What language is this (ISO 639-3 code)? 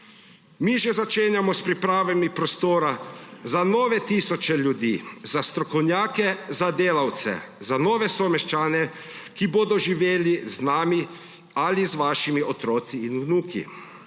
slv